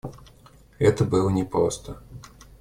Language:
Russian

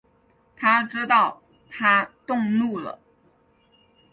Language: Chinese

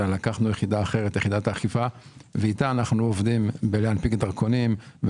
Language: Hebrew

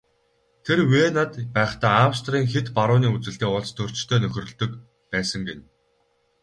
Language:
Mongolian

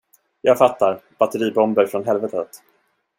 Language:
Swedish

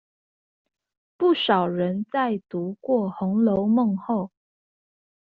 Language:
Chinese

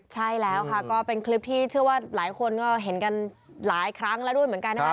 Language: Thai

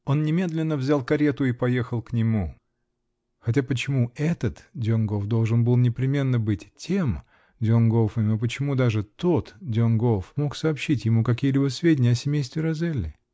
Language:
Russian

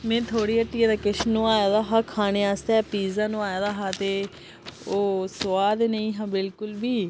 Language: Dogri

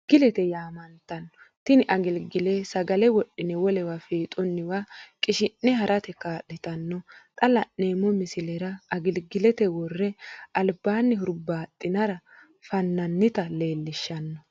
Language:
Sidamo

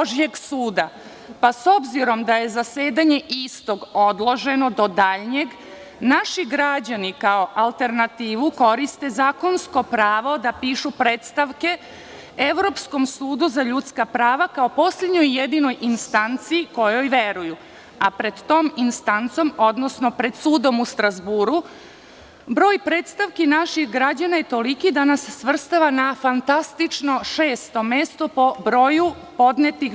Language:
Serbian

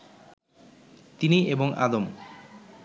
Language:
Bangla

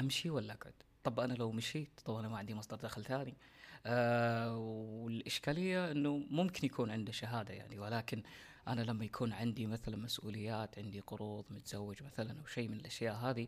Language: Arabic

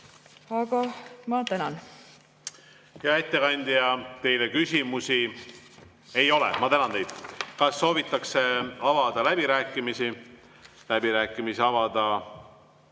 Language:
Estonian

